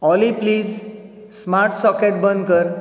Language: Konkani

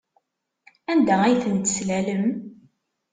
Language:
Kabyle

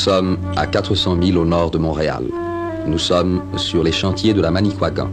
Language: French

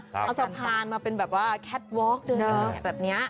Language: Thai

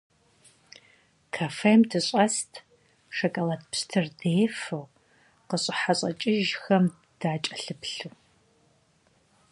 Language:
Kabardian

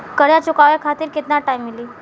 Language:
Bhojpuri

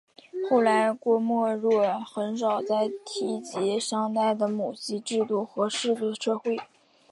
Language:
Chinese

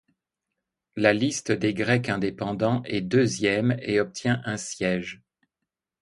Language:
French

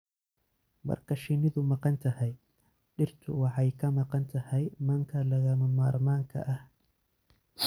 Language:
Somali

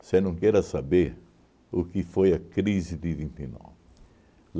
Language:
Portuguese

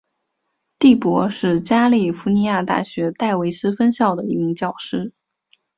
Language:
Chinese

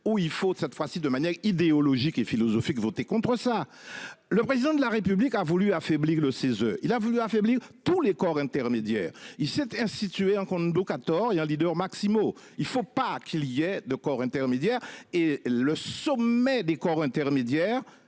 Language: French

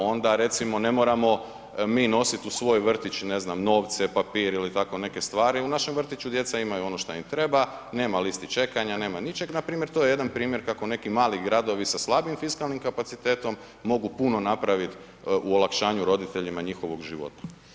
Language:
Croatian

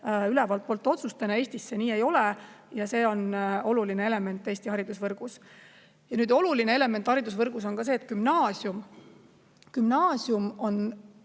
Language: Estonian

